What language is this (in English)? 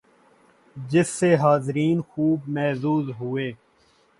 Urdu